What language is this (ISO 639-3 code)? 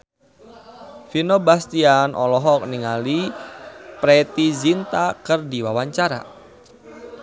sun